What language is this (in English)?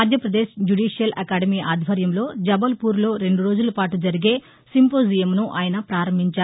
Telugu